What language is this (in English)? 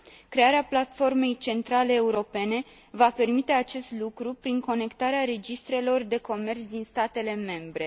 Romanian